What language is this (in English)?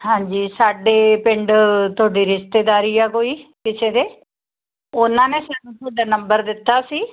Punjabi